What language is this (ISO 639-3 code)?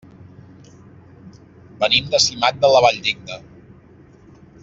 cat